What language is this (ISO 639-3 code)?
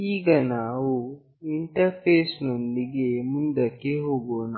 kan